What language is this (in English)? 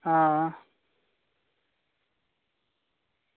Dogri